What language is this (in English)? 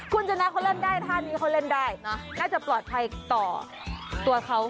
Thai